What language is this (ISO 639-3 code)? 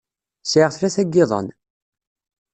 kab